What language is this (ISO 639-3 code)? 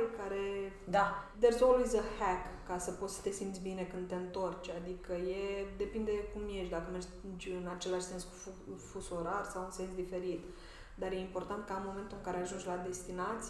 ron